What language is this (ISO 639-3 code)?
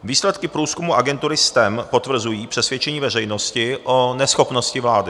ces